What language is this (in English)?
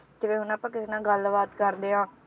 Punjabi